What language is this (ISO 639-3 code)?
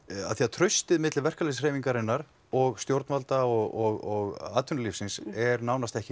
isl